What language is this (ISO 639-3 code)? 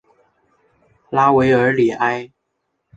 zho